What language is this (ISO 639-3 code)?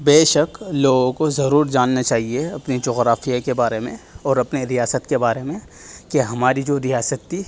urd